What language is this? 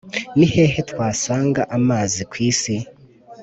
Kinyarwanda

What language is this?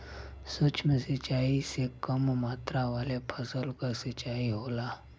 Bhojpuri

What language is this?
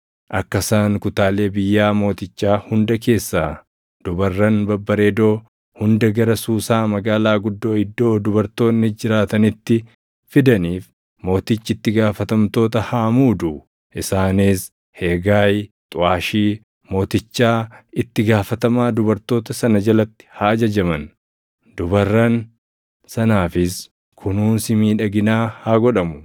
Oromo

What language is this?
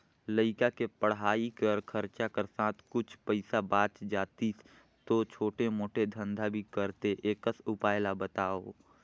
Chhattisgarhi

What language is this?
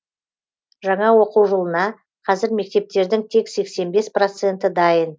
Kazakh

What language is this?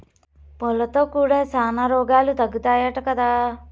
Telugu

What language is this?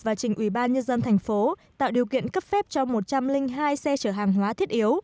Vietnamese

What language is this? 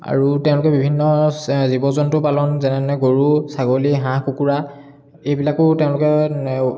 Assamese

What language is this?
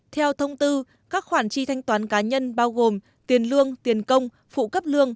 Vietnamese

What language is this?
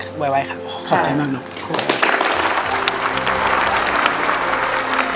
Thai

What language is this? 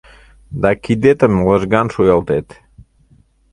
Mari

